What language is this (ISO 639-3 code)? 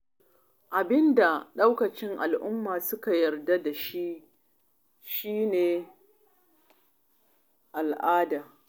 hau